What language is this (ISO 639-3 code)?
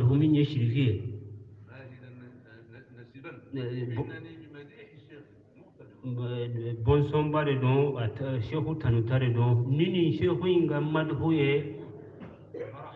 eng